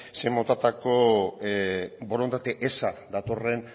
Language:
Basque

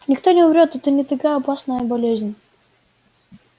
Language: Russian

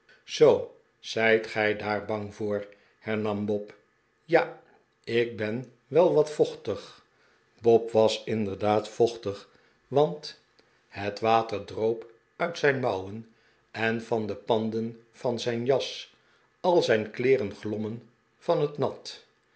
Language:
Dutch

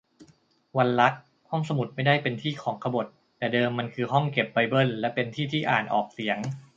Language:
Thai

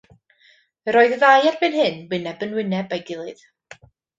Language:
Welsh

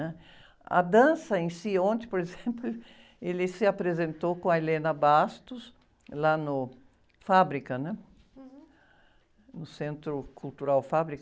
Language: Portuguese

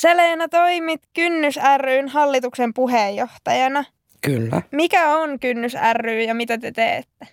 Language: Finnish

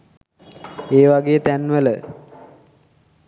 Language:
Sinhala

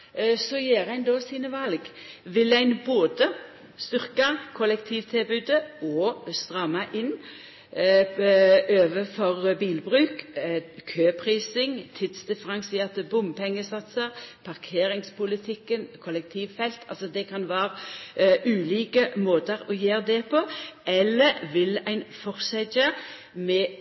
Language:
Norwegian Nynorsk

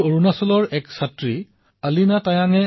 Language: Assamese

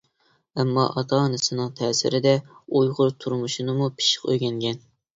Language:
Uyghur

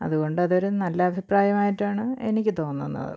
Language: Malayalam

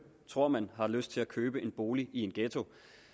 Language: Danish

